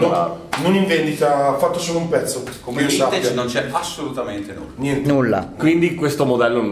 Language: Italian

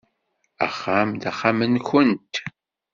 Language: Kabyle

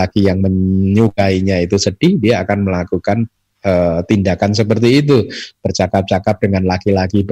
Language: Indonesian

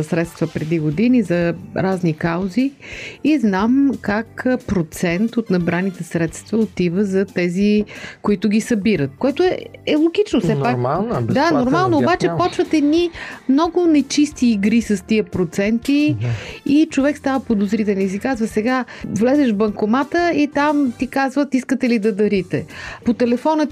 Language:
Bulgarian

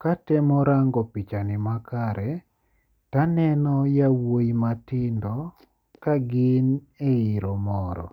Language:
Luo (Kenya and Tanzania)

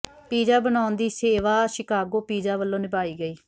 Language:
Punjabi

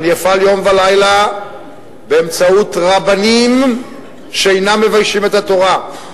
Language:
Hebrew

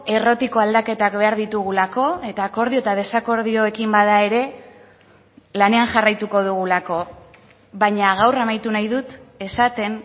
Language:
Basque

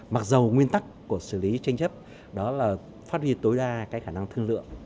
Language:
Vietnamese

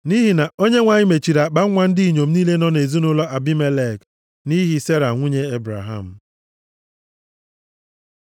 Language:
Igbo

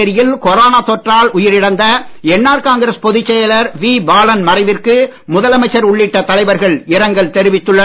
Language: Tamil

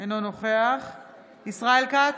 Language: Hebrew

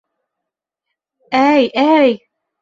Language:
Bashkir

